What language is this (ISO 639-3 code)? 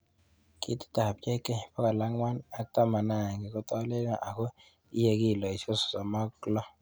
kln